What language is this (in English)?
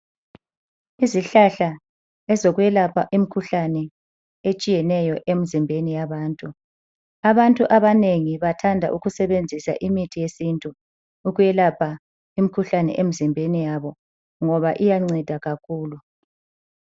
North Ndebele